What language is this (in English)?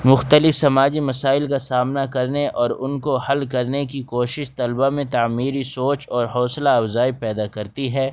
Urdu